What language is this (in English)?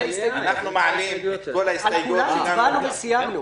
Hebrew